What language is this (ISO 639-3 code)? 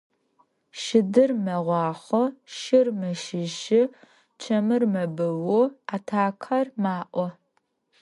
ady